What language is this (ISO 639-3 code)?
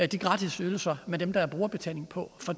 dan